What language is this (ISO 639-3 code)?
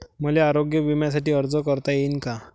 mar